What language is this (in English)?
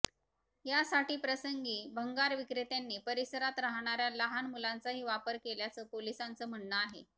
Marathi